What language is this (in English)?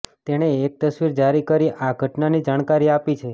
Gujarati